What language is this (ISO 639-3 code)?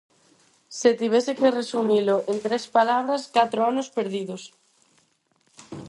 glg